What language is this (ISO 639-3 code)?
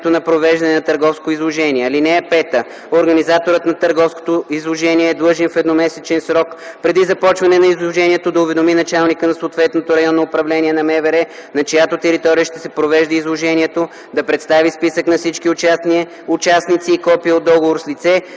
bul